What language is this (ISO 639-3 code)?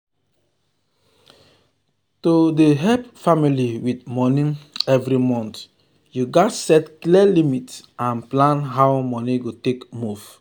pcm